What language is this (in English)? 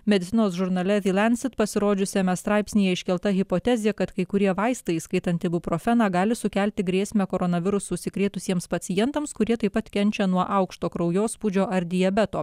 Lithuanian